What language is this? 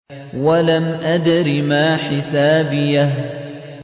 Arabic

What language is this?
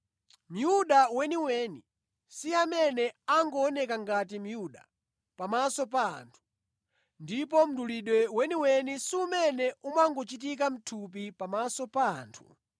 Nyanja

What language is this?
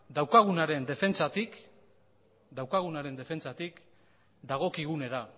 Basque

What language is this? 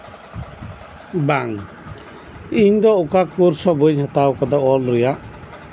Santali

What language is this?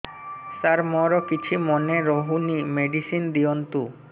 Odia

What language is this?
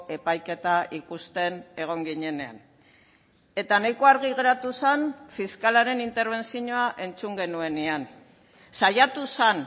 Basque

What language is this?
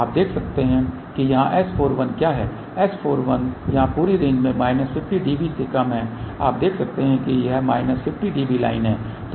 Hindi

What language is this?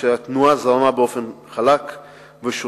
Hebrew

